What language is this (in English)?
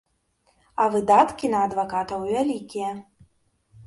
Belarusian